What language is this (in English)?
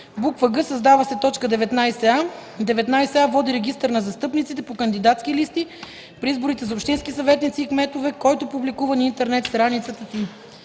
Bulgarian